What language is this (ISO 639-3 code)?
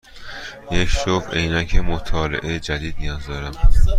fas